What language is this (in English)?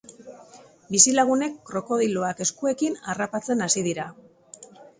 Basque